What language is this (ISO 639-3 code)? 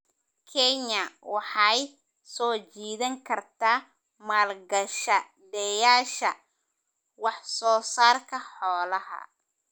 som